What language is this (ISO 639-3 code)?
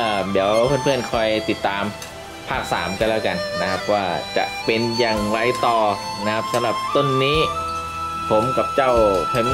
tha